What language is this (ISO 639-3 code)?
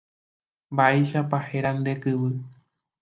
grn